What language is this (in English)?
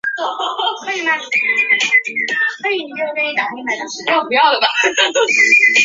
Chinese